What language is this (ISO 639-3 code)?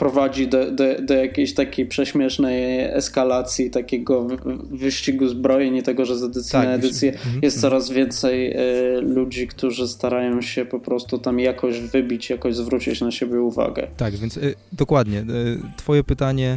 pol